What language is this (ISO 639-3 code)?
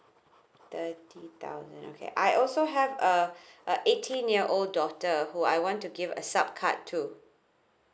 eng